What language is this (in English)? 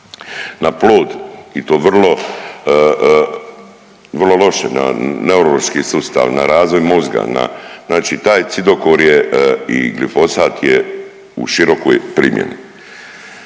Croatian